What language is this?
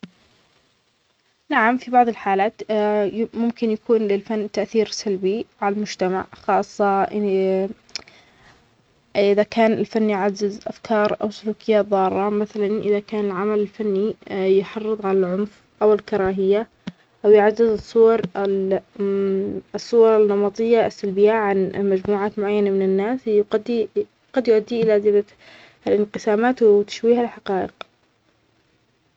Omani Arabic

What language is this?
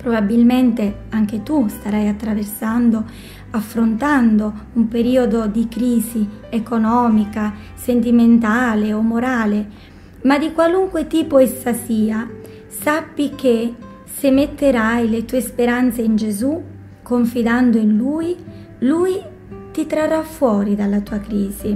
Italian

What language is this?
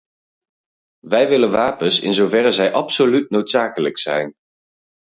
Dutch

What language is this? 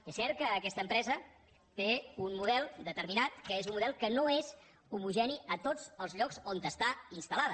Catalan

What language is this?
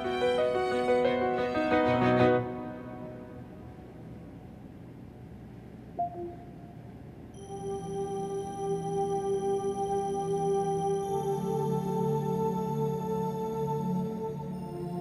Turkish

